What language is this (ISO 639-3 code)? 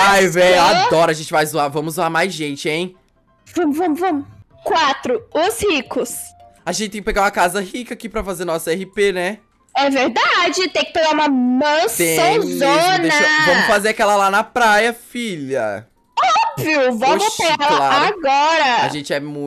por